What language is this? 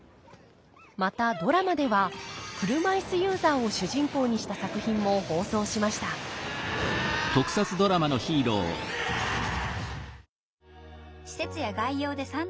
Japanese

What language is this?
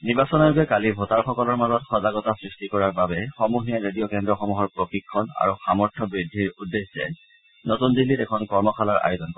Assamese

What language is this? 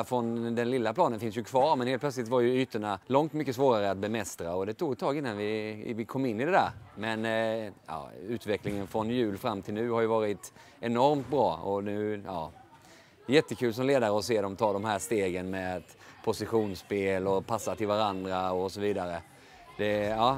Swedish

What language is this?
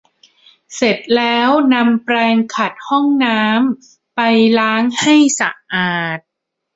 Thai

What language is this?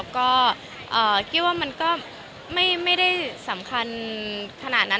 Thai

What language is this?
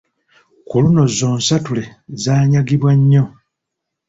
Ganda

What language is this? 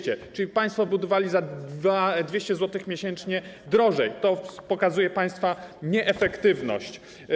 Polish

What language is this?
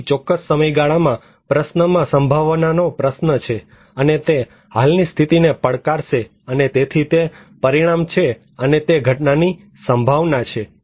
Gujarati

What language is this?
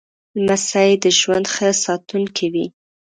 Pashto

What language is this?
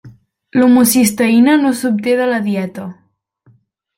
Catalan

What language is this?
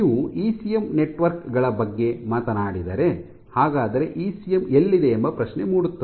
Kannada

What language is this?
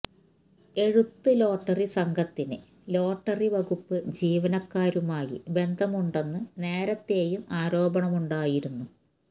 Malayalam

